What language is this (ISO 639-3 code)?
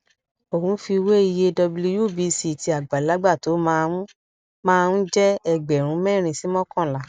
yor